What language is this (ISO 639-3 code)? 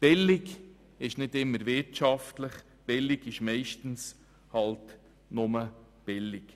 gsw